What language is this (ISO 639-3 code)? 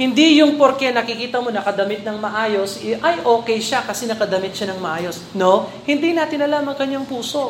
fil